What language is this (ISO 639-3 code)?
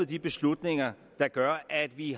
dan